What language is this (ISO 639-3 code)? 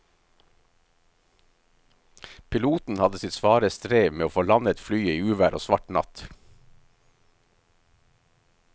nor